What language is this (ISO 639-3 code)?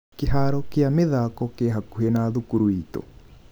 kik